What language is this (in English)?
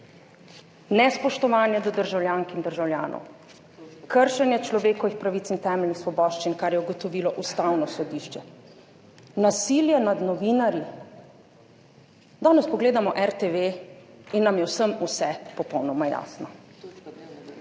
Slovenian